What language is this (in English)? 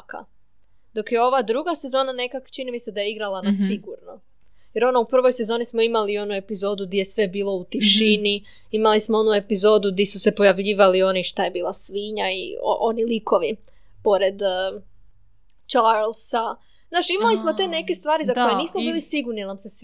Croatian